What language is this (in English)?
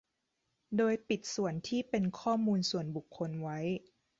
Thai